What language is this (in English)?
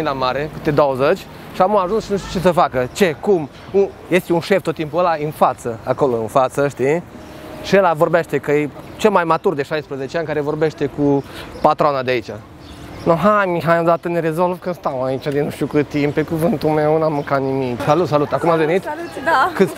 Romanian